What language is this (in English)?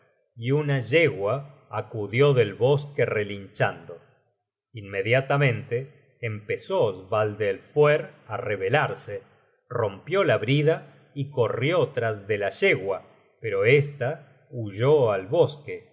Spanish